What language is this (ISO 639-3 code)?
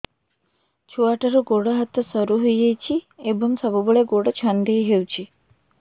ori